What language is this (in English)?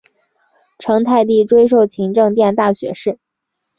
Chinese